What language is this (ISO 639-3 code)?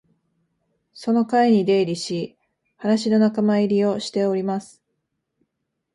jpn